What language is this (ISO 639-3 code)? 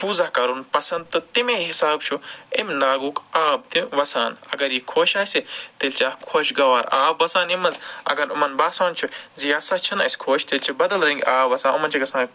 kas